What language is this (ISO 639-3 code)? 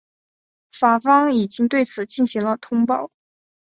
zho